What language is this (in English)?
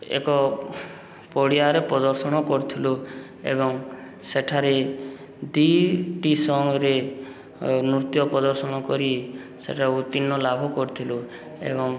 Odia